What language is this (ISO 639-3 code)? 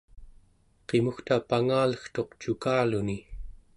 esu